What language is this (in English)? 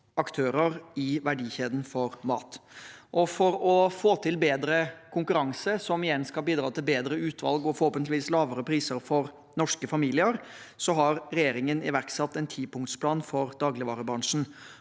Norwegian